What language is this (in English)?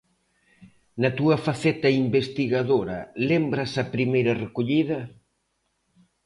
Galician